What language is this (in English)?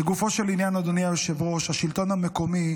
Hebrew